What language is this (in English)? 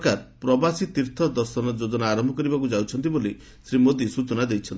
Odia